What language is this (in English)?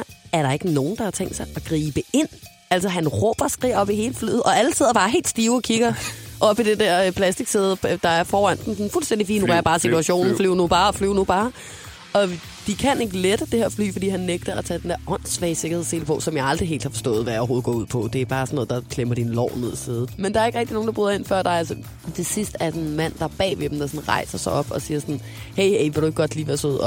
Danish